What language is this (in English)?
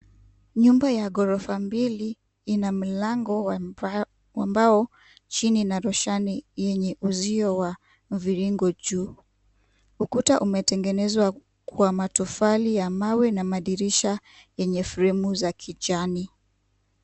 Swahili